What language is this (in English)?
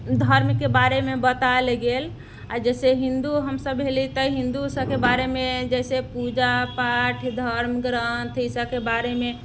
Maithili